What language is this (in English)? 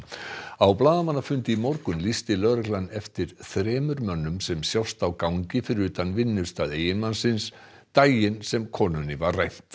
Icelandic